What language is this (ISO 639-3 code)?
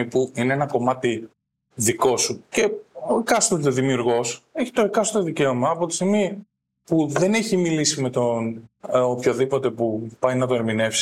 ell